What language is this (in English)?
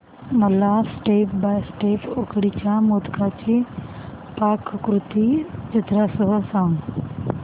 Marathi